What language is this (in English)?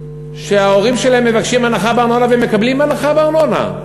Hebrew